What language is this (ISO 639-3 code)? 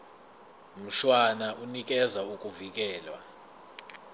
zul